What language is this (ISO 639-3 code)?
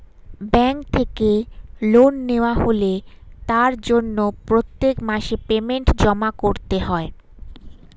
ben